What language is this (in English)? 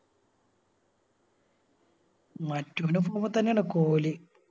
Malayalam